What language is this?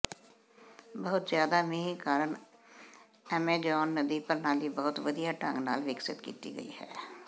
Punjabi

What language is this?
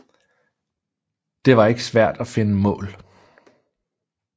Danish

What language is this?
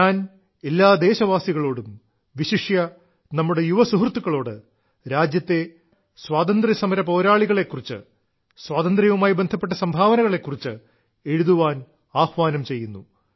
Malayalam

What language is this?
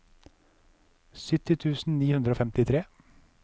Norwegian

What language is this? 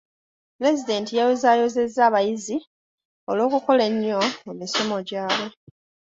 Ganda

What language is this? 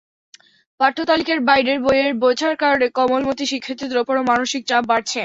Bangla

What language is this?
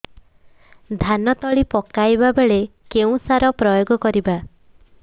Odia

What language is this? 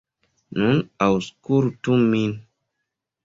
Esperanto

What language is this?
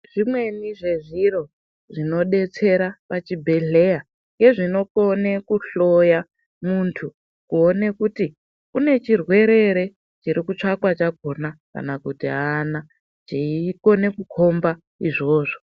Ndau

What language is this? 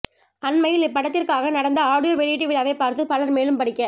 Tamil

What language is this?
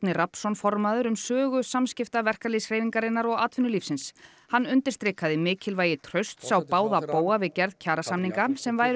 Icelandic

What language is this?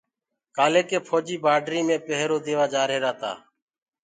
Gurgula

